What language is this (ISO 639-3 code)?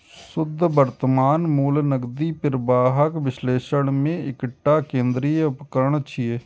mai